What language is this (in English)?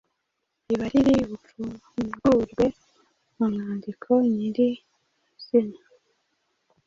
Kinyarwanda